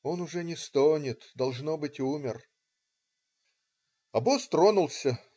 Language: Russian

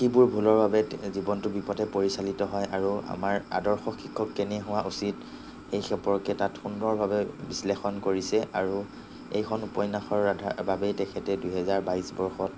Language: Assamese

